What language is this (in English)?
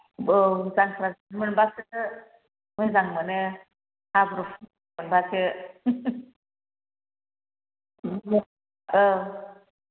Bodo